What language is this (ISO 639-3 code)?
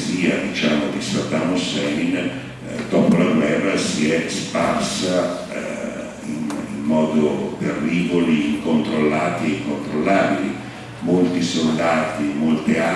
ita